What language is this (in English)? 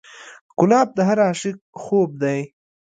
Pashto